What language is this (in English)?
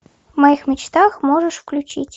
Russian